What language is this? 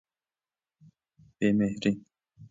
Persian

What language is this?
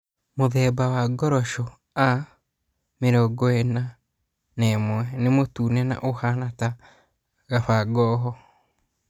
Kikuyu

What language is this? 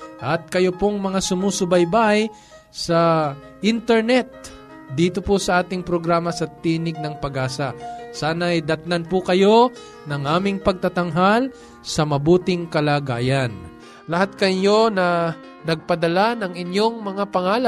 Filipino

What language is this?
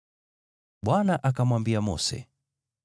Swahili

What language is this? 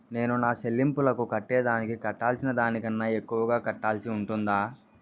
Telugu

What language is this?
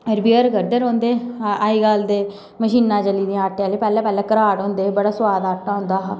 Dogri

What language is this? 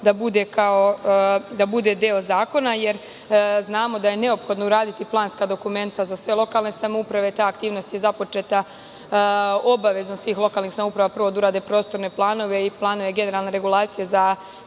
Serbian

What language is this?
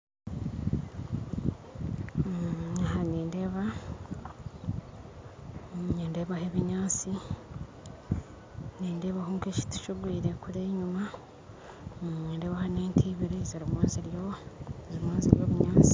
Nyankole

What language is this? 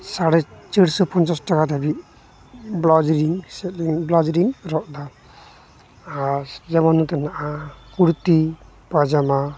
Santali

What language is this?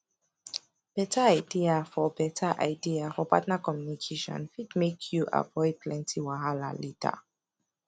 Nigerian Pidgin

